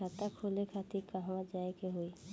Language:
Bhojpuri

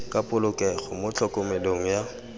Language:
Tswana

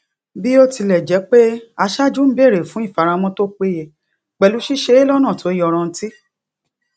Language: Yoruba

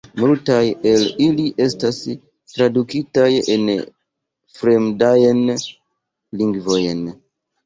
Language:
Esperanto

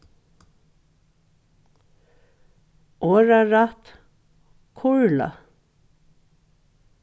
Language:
Faroese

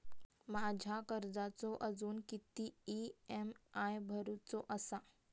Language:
Marathi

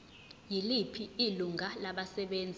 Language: Zulu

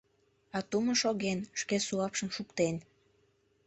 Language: Mari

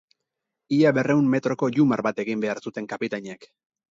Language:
Basque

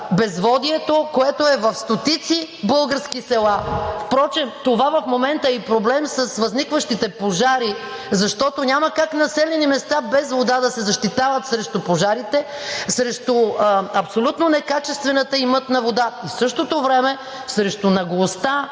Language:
Bulgarian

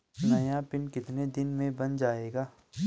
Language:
Hindi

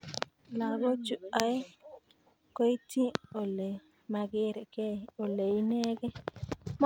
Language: Kalenjin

